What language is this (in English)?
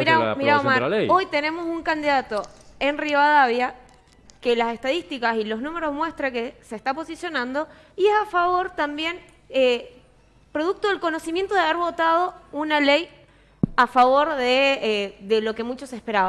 Spanish